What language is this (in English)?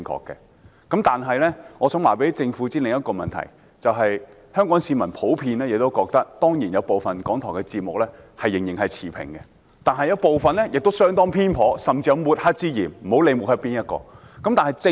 Cantonese